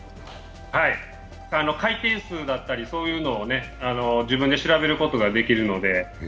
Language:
Japanese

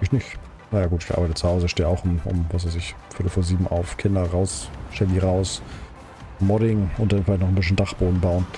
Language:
German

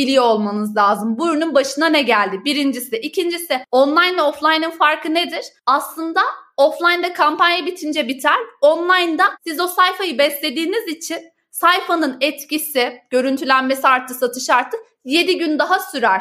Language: Turkish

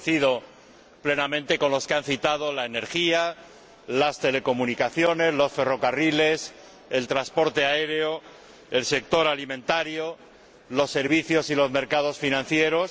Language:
Spanish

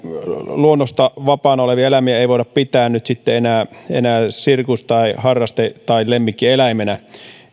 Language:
Finnish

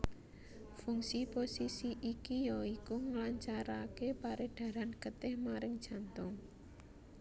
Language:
Javanese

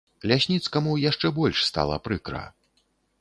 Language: Belarusian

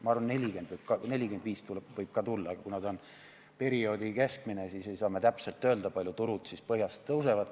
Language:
Estonian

